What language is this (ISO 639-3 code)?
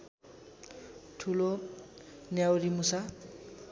nep